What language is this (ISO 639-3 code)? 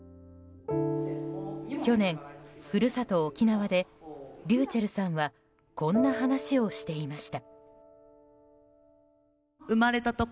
jpn